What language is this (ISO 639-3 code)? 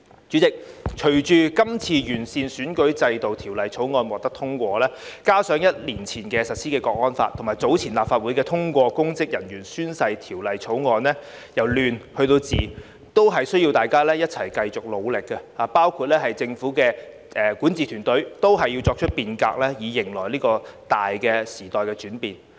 yue